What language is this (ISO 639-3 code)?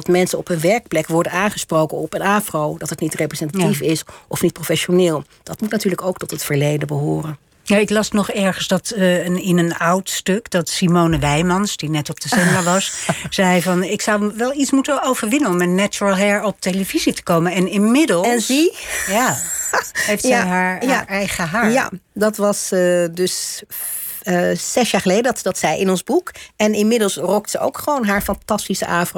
nld